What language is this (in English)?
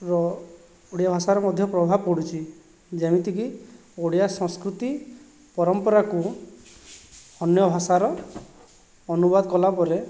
Odia